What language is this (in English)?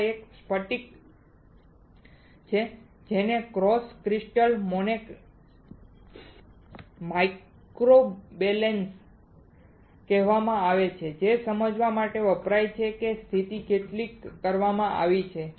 Gujarati